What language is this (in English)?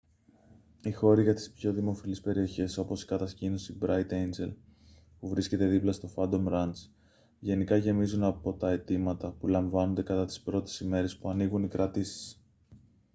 Greek